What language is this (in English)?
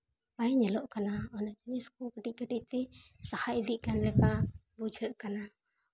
Santali